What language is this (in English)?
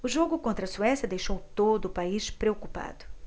Portuguese